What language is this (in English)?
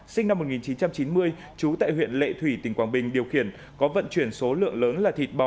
Vietnamese